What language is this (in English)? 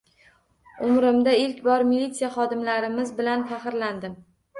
Uzbek